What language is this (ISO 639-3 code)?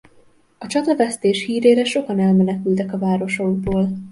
hun